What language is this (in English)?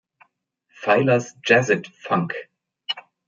German